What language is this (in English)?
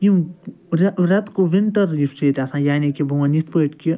Kashmiri